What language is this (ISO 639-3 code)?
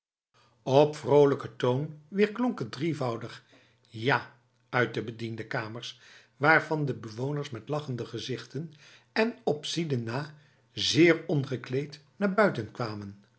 nld